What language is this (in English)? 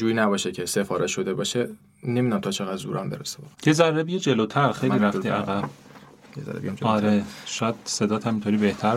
Persian